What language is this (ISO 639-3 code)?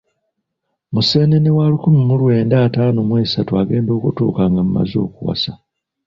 lug